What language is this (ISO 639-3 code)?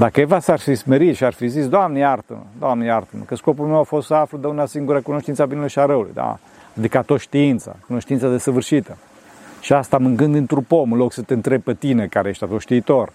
ron